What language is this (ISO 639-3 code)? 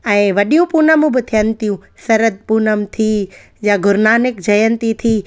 snd